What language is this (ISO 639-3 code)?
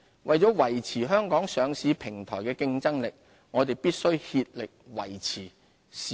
yue